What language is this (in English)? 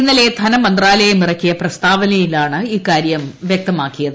Malayalam